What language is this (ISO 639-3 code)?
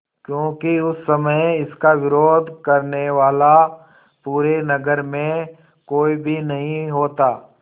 hin